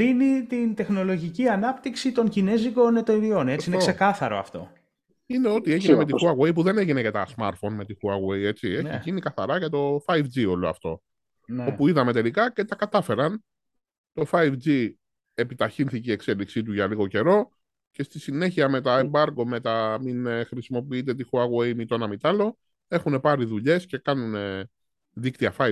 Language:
Greek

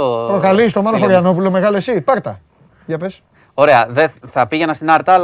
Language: Greek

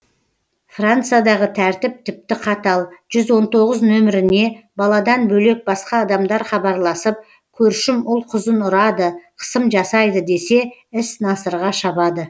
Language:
Kazakh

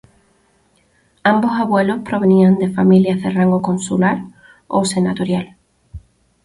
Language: Spanish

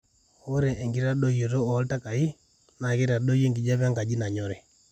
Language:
Masai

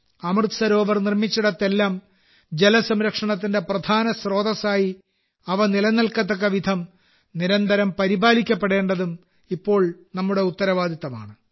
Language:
Malayalam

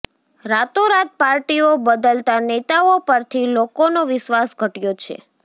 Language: Gujarati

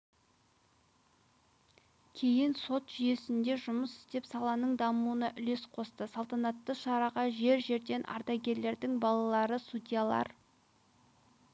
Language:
Kazakh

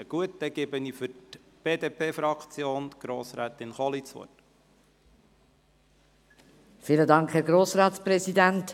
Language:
Swiss German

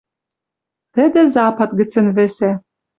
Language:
Western Mari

